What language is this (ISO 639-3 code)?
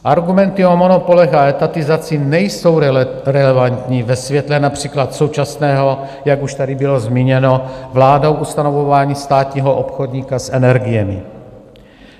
ces